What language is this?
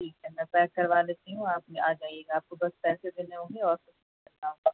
Urdu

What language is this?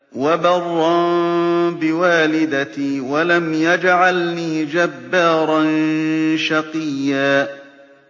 Arabic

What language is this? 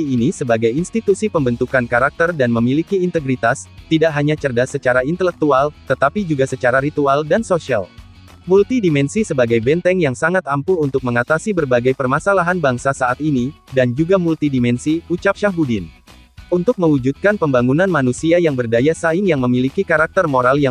Indonesian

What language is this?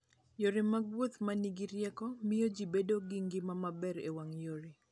Luo (Kenya and Tanzania)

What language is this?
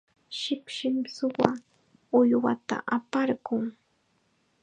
Chiquián Ancash Quechua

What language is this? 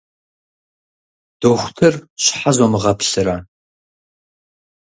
Kabardian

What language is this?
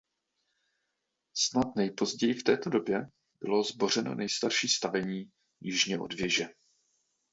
Czech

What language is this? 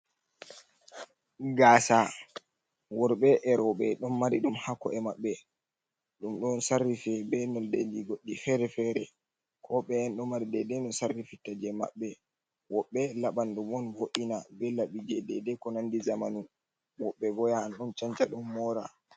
Fula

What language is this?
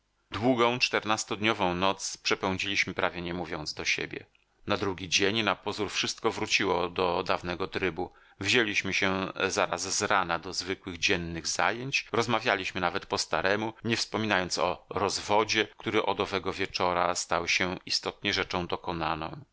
Polish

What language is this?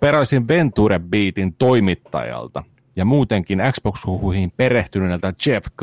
Finnish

